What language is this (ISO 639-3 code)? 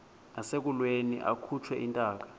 xho